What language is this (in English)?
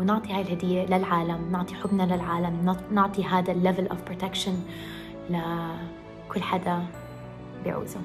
Arabic